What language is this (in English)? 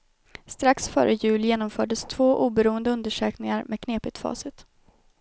Swedish